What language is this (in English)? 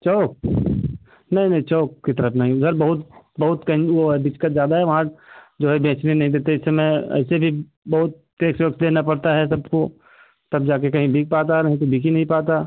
Hindi